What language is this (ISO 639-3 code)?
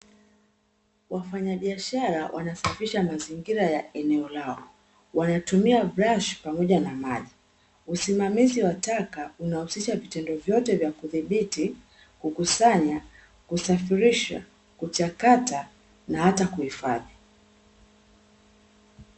swa